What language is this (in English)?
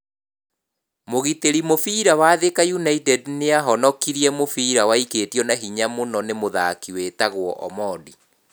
Kikuyu